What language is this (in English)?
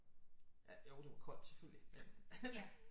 Danish